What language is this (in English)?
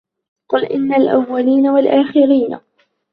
Arabic